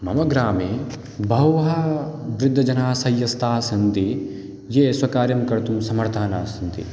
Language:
Sanskrit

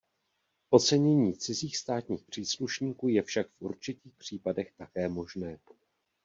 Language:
Czech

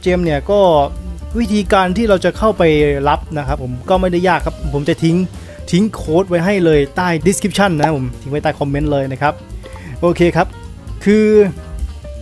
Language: Thai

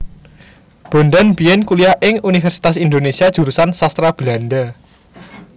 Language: Javanese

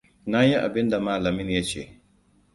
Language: Hausa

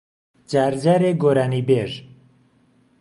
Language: Central Kurdish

